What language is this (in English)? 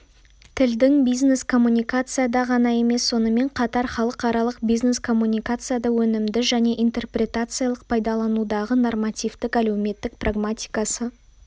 Kazakh